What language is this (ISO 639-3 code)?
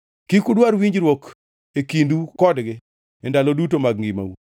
luo